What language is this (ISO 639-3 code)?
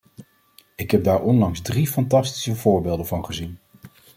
nld